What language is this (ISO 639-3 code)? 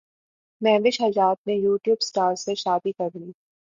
urd